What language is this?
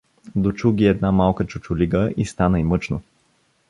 Bulgarian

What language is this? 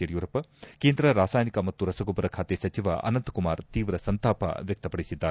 Kannada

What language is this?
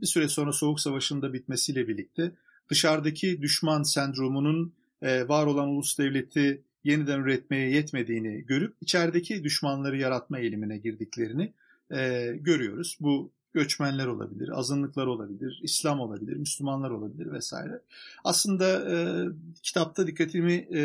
Turkish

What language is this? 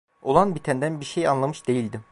Turkish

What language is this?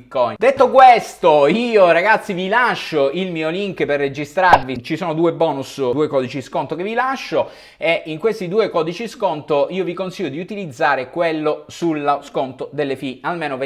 Italian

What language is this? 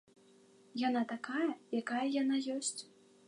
Belarusian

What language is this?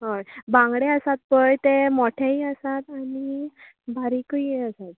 Konkani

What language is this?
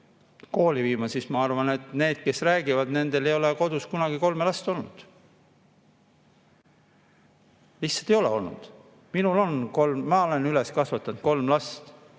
Estonian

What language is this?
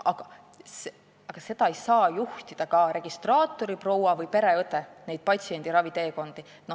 Estonian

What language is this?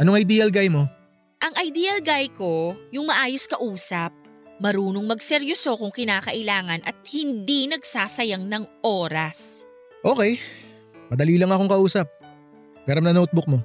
Filipino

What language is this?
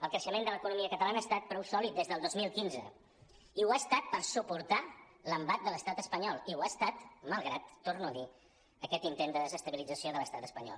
Catalan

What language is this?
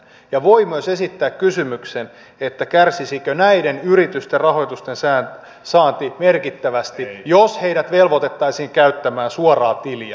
Finnish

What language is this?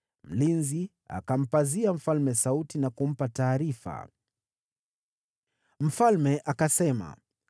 Swahili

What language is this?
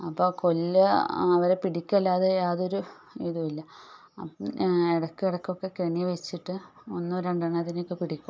Malayalam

